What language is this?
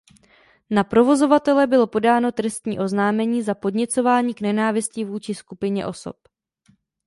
Czech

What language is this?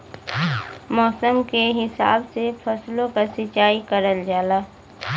Bhojpuri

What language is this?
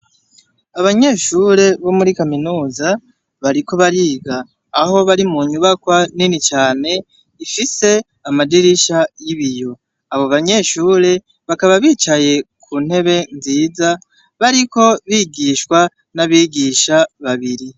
Rundi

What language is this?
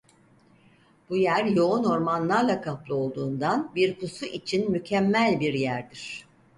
Turkish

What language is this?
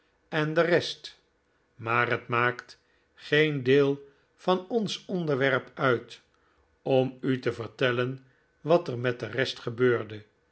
Dutch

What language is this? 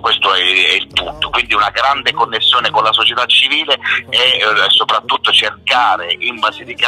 Italian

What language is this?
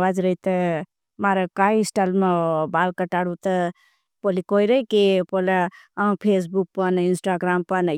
Bhili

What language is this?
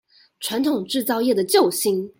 Chinese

